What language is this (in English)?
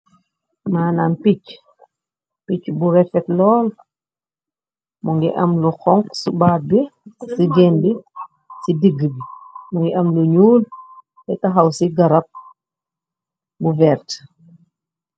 Wolof